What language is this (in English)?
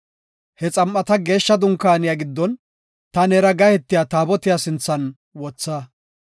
Gofa